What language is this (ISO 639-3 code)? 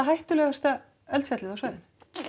isl